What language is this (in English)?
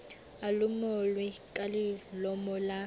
Southern Sotho